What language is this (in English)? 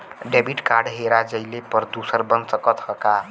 Bhojpuri